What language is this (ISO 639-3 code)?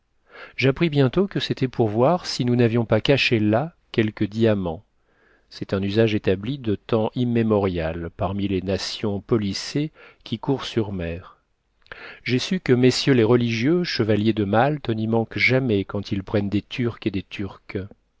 fra